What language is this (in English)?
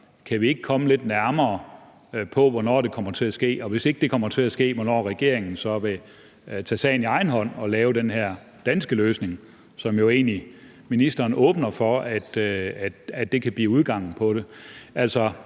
Danish